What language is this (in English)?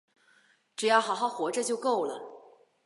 Chinese